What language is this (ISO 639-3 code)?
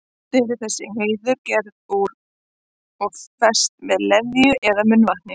isl